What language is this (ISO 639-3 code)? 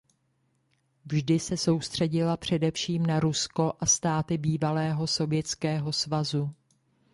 ces